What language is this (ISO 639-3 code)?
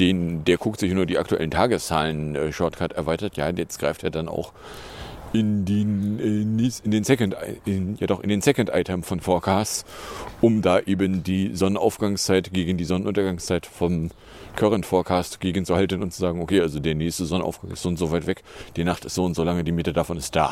deu